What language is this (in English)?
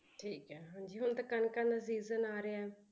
Punjabi